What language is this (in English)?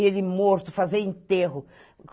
Portuguese